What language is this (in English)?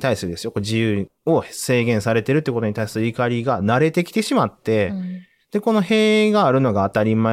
Japanese